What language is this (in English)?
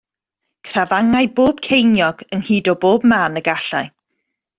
Welsh